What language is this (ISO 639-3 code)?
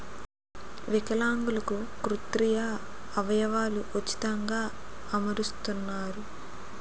tel